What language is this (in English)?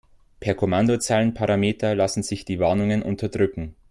German